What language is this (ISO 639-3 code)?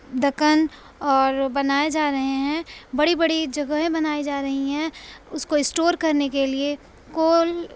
urd